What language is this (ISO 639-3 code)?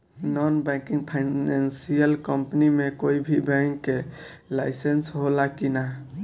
bho